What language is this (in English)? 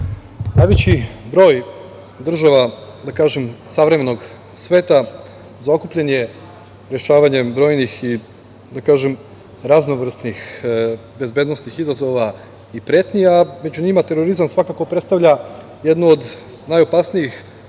Serbian